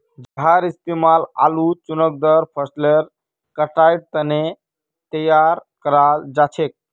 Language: Magahi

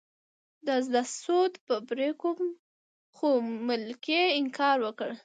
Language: Pashto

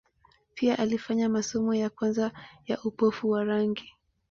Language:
Swahili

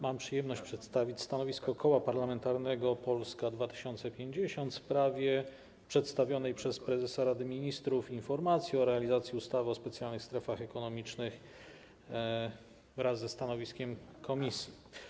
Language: Polish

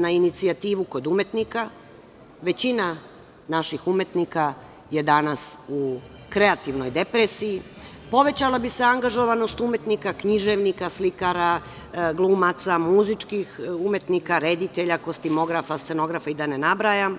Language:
Serbian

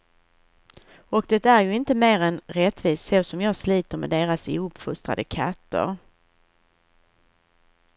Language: Swedish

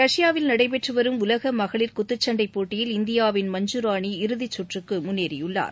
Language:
Tamil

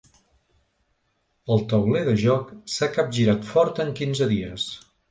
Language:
Catalan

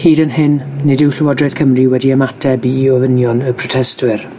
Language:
Welsh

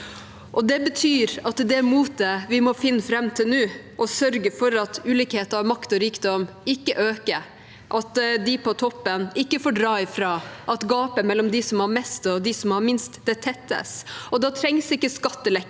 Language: Norwegian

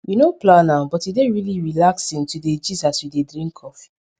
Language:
Nigerian Pidgin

